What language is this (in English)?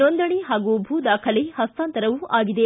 Kannada